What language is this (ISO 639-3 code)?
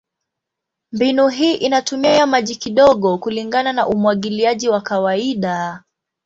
swa